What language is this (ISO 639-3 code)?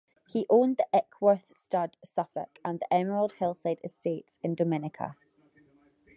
eng